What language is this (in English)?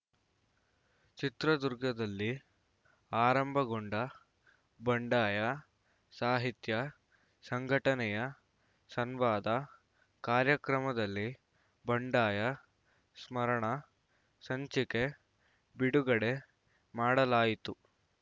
Kannada